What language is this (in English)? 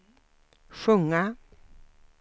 Swedish